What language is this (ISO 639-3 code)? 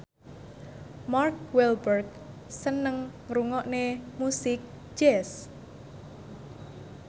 jav